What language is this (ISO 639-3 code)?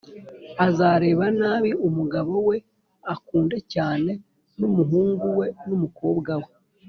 kin